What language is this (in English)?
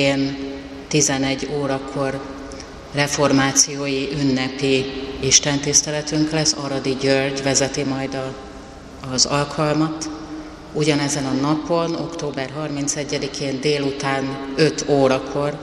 Hungarian